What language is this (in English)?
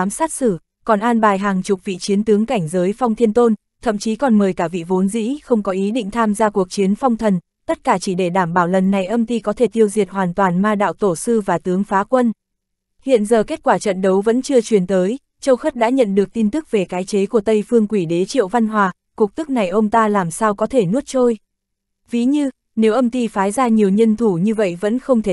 Vietnamese